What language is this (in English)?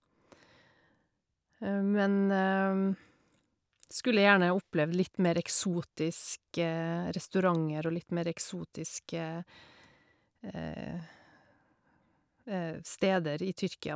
Norwegian